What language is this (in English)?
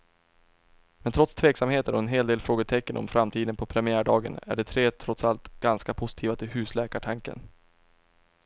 Swedish